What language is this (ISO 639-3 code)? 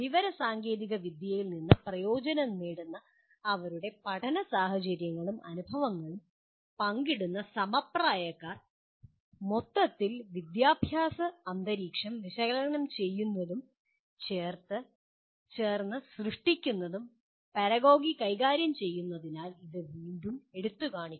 mal